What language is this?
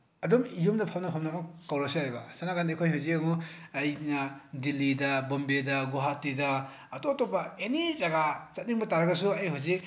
Manipuri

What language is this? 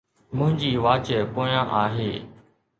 Sindhi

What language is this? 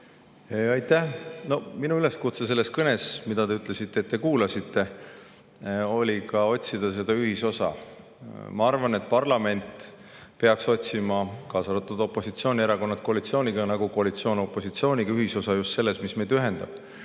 Estonian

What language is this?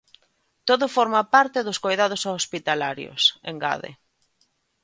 Galician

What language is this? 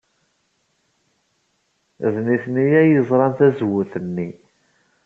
Kabyle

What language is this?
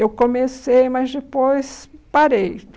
Portuguese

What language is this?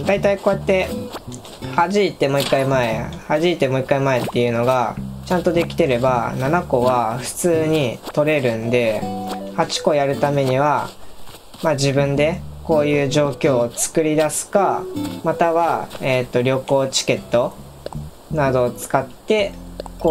Japanese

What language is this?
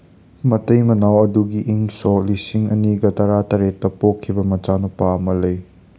Manipuri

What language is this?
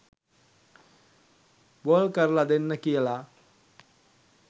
Sinhala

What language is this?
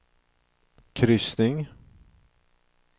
Swedish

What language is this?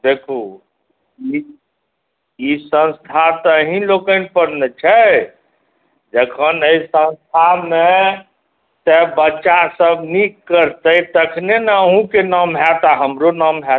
Maithili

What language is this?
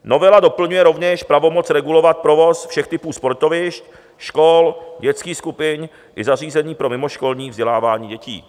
Czech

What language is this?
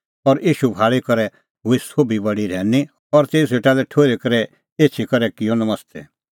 Kullu Pahari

